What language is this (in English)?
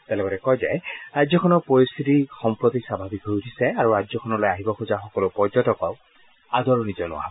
Assamese